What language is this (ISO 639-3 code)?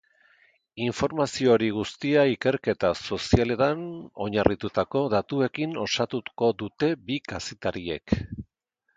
eus